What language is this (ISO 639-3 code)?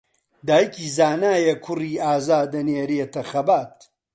ckb